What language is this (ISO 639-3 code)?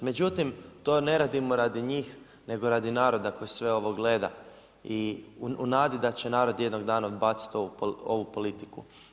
hrv